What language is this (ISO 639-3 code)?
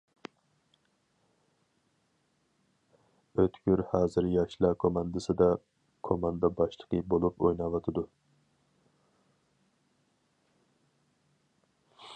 uig